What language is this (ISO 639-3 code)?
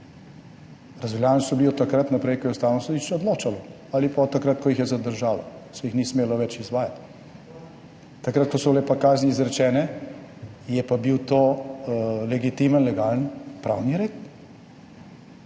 slv